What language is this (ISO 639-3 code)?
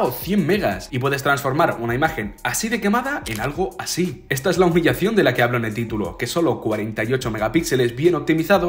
spa